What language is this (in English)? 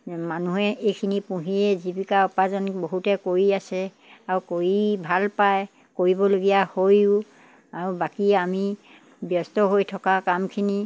Assamese